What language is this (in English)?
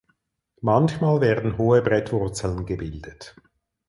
German